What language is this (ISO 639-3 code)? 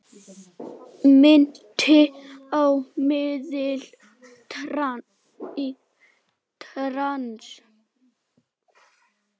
isl